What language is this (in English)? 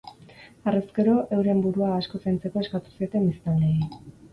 Basque